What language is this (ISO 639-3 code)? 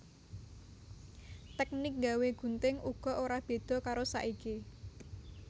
jav